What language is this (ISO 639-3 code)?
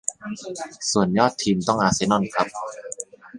tha